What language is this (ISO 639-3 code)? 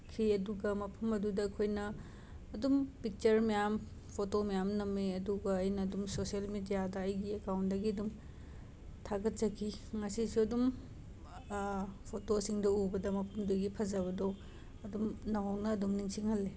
mni